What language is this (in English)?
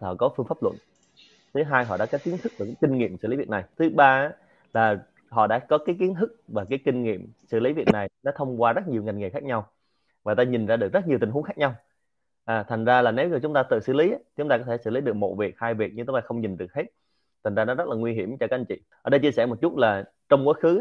Vietnamese